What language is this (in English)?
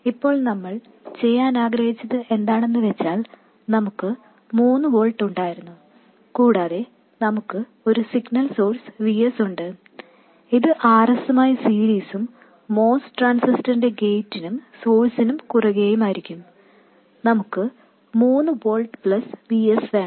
Malayalam